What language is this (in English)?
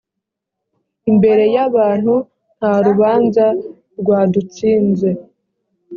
Kinyarwanda